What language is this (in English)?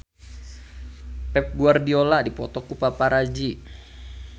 Sundanese